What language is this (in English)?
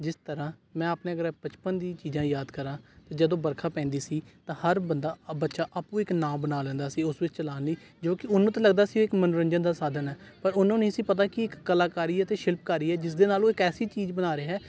Punjabi